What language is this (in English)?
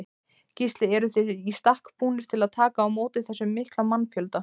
Icelandic